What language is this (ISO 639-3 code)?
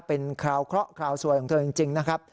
tha